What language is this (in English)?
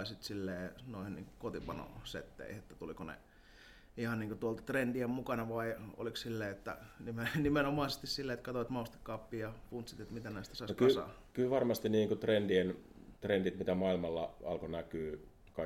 Finnish